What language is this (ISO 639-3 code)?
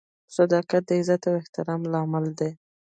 pus